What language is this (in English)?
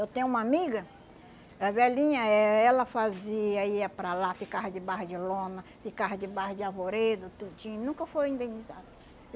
Portuguese